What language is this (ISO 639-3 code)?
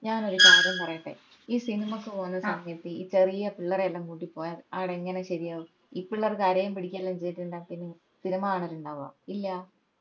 mal